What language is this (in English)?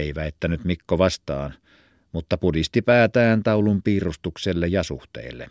Finnish